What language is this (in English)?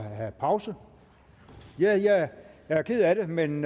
Danish